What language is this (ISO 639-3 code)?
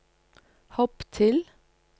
nor